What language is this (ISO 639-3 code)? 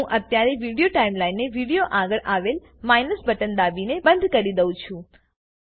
guj